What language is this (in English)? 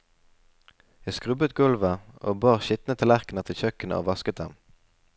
Norwegian